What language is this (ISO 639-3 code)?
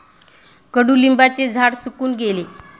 mar